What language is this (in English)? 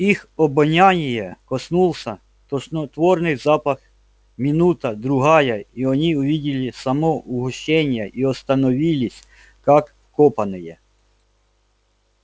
Russian